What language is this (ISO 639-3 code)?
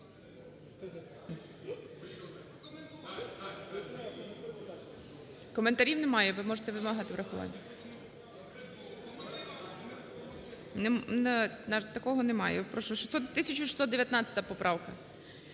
ukr